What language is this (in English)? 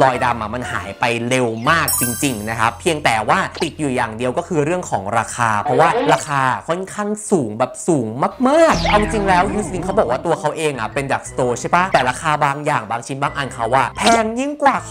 Thai